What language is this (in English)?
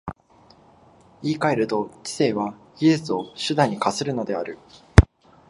Japanese